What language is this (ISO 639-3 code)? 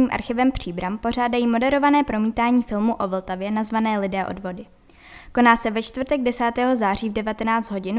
ces